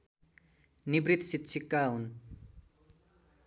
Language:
Nepali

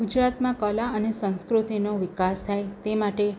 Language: Gujarati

